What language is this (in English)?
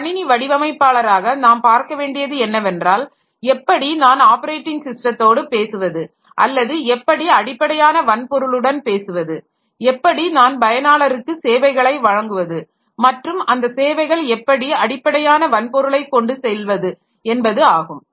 Tamil